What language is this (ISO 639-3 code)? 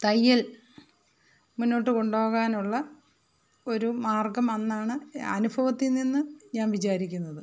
mal